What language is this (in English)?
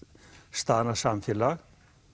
Icelandic